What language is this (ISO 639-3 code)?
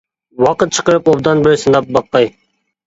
uig